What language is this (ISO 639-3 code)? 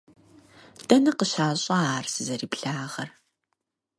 kbd